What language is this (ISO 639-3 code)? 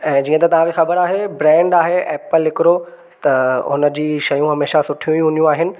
snd